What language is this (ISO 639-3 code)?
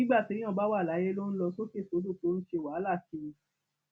yor